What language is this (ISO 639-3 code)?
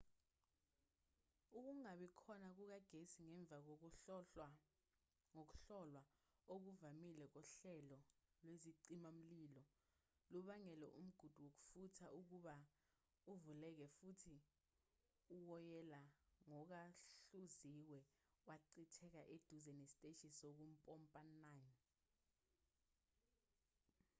zul